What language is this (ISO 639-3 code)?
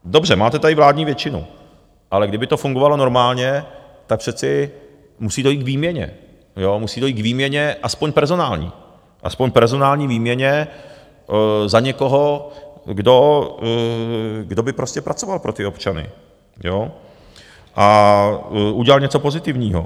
ces